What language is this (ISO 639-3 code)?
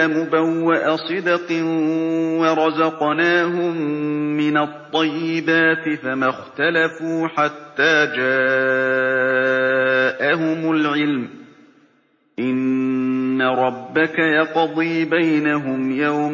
ara